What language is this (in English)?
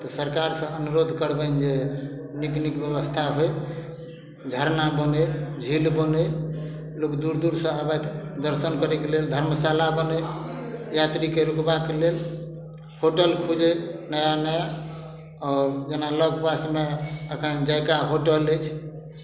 Maithili